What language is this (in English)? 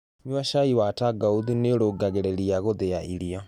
Kikuyu